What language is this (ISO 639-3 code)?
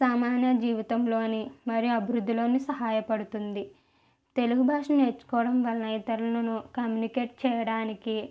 tel